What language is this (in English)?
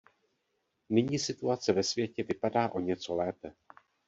Czech